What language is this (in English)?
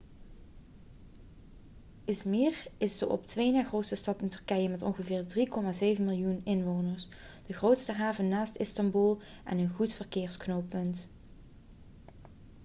Dutch